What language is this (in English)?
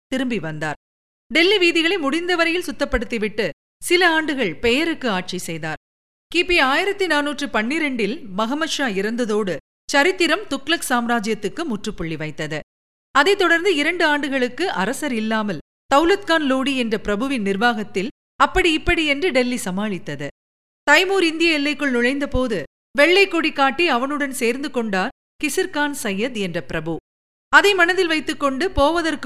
Tamil